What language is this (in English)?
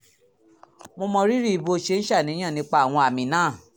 Yoruba